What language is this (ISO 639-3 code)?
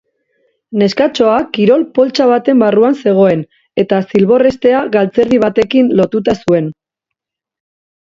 eus